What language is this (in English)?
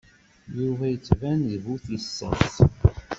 Kabyle